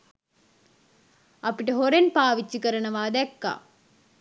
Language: Sinhala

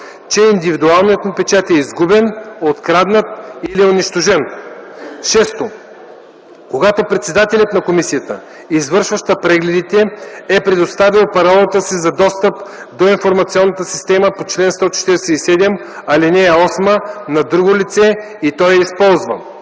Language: Bulgarian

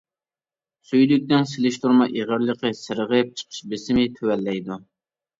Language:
Uyghur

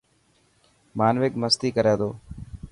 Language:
Dhatki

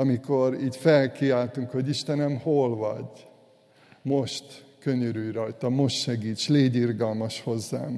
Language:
Hungarian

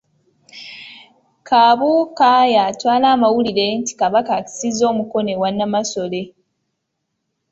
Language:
Ganda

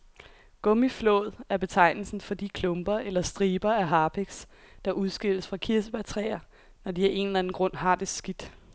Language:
Danish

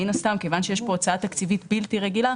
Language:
Hebrew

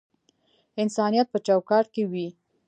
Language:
Pashto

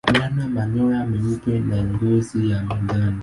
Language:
Swahili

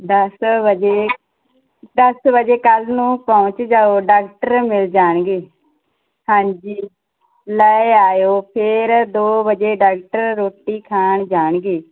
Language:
Punjabi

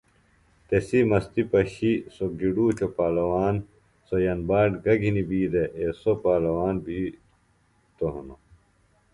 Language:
Phalura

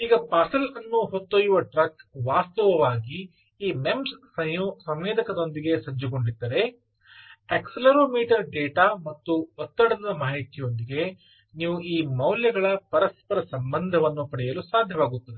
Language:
Kannada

